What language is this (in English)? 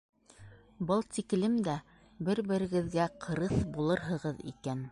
Bashkir